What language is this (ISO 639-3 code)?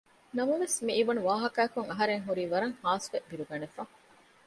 div